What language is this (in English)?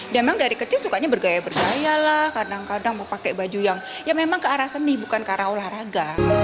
Indonesian